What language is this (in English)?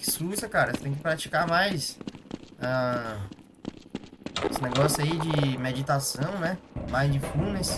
Portuguese